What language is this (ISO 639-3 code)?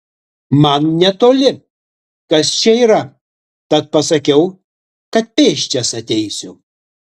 lit